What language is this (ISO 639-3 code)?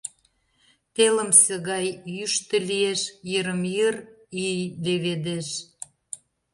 chm